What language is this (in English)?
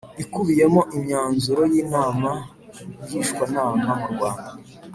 Kinyarwanda